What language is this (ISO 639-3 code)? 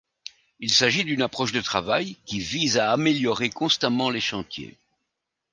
fra